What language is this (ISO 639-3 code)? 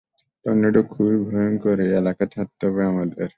ben